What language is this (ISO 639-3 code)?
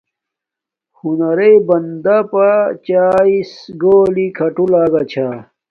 dmk